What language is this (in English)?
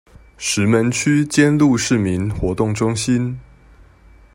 Chinese